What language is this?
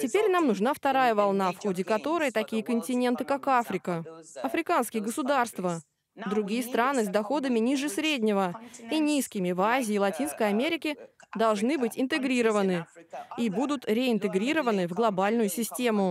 Russian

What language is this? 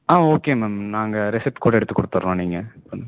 Tamil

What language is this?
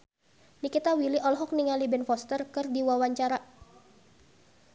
Sundanese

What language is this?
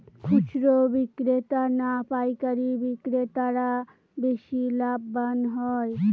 Bangla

